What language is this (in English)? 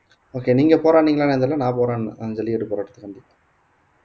Tamil